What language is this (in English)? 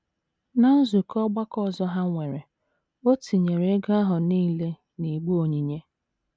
Igbo